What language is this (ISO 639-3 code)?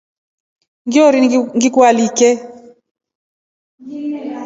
rof